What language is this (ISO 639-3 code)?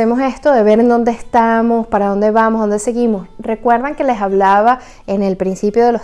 spa